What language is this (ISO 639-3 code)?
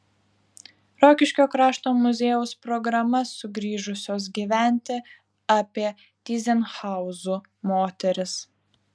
lit